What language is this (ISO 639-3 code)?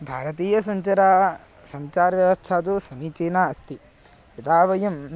san